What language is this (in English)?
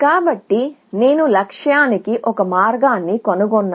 Telugu